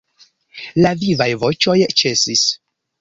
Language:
Esperanto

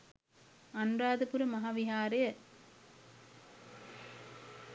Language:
Sinhala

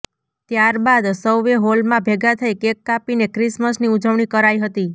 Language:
Gujarati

